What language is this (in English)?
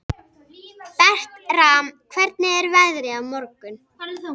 Icelandic